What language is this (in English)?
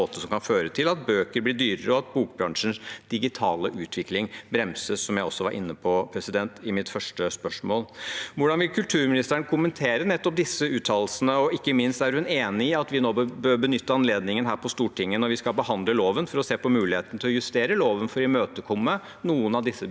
Norwegian